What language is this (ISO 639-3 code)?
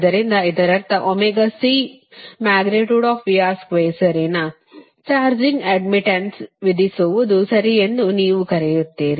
kan